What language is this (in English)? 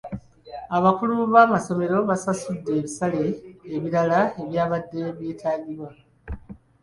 Ganda